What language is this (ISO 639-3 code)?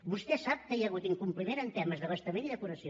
cat